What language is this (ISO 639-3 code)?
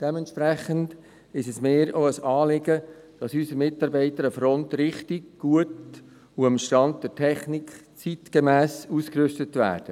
gsw